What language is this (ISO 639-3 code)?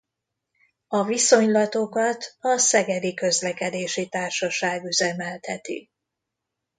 hun